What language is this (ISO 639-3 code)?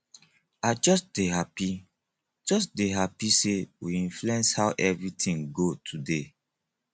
pcm